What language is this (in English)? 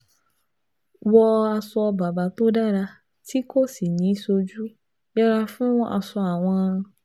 Yoruba